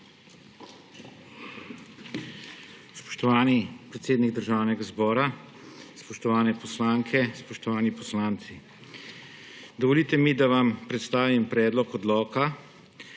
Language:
Slovenian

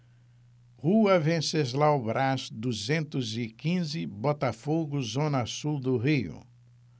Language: Portuguese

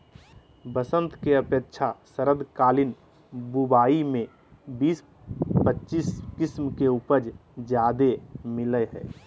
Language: Magahi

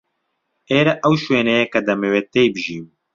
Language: Central Kurdish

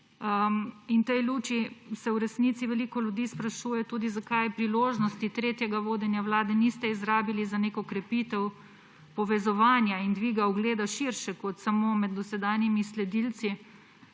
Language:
Slovenian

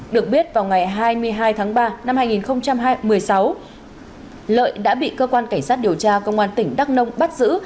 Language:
Vietnamese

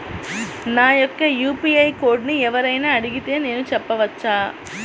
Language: Telugu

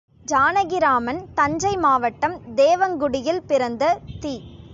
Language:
Tamil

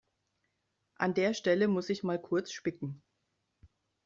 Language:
German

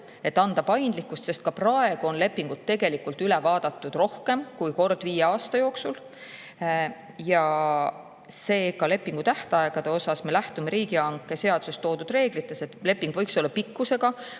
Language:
Estonian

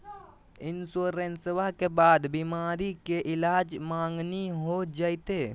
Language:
Magahi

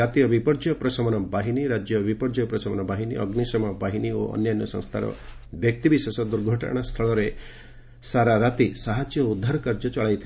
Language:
Odia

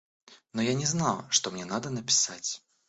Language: Russian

